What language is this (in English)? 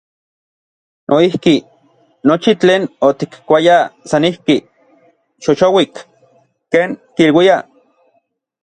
Orizaba Nahuatl